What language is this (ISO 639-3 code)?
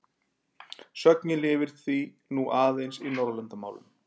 isl